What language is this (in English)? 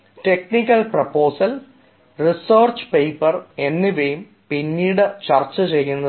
Malayalam